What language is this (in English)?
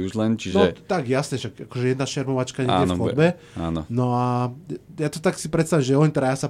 Slovak